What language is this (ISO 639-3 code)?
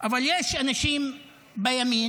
heb